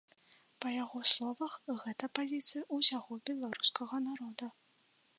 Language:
Belarusian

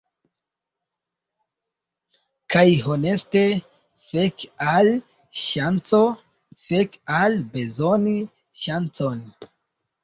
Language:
Esperanto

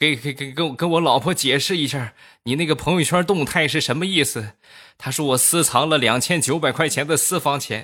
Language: Chinese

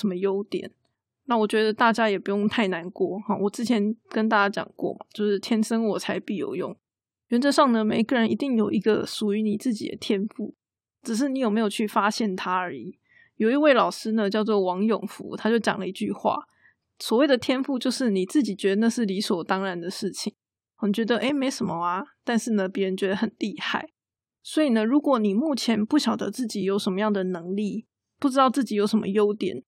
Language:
Chinese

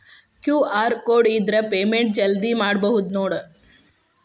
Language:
Kannada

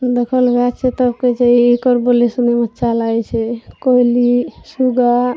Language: Maithili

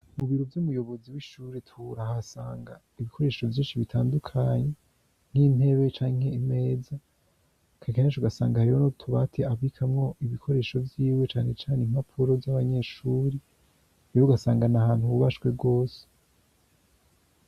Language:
Rundi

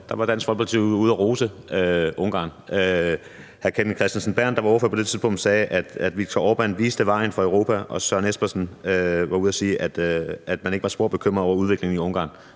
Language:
Danish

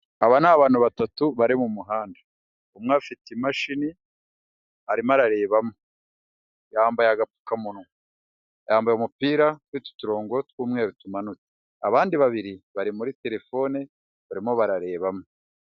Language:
Kinyarwanda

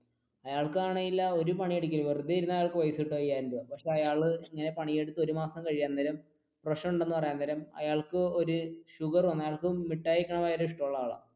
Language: Malayalam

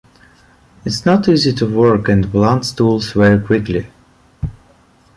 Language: English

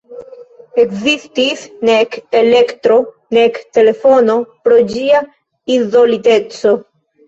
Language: Esperanto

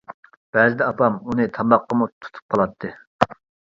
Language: Uyghur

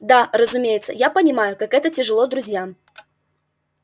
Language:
Russian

